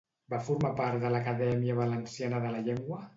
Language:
Catalan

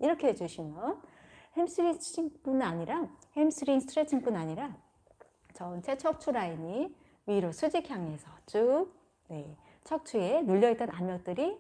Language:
Korean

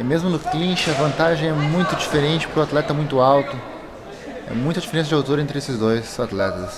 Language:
Portuguese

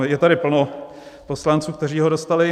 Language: Czech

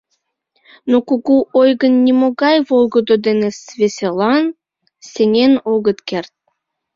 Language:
Mari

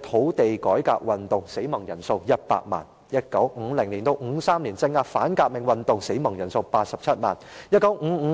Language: Cantonese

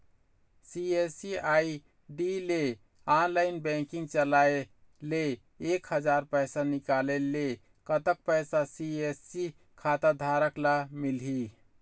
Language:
Chhattisgarhi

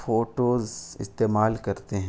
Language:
Urdu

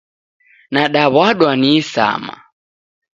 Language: Taita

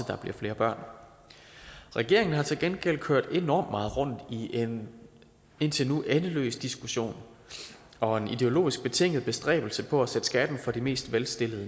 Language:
Danish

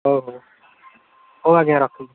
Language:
Odia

